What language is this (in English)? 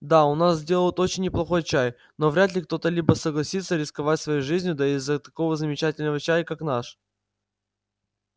Russian